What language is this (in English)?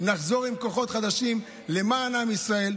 Hebrew